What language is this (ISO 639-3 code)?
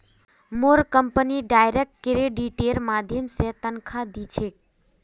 mag